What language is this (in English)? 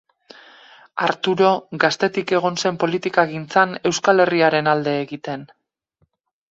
Basque